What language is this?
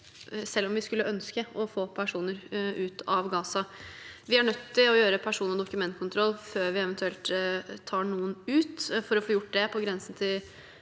Norwegian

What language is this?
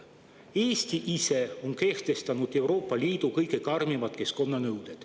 Estonian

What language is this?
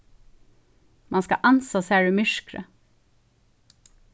Faroese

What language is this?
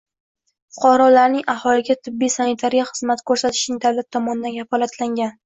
Uzbek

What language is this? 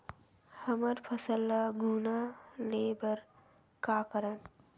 Chhattisgarhi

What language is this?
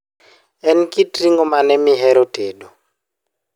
Luo (Kenya and Tanzania)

